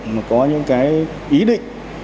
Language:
Vietnamese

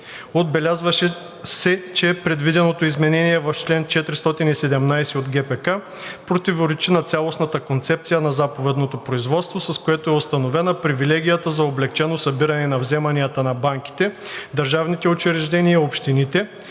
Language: Bulgarian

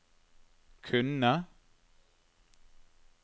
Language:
Norwegian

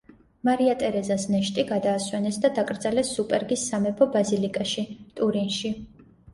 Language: Georgian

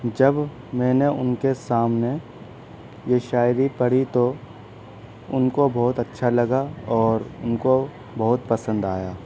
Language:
Urdu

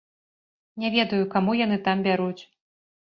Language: Belarusian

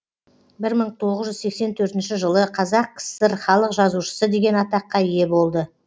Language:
Kazakh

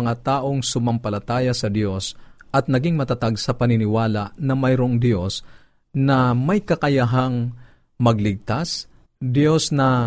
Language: Filipino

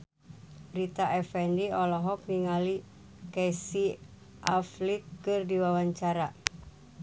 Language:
Sundanese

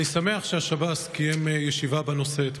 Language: Hebrew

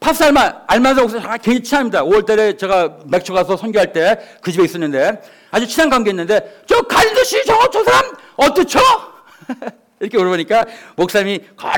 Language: Korean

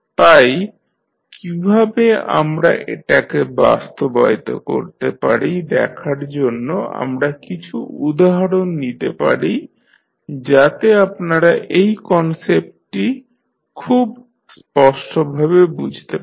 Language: Bangla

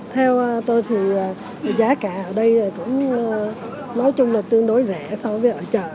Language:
Vietnamese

